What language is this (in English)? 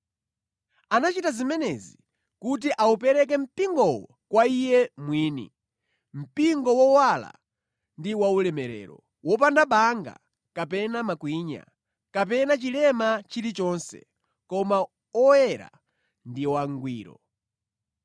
Nyanja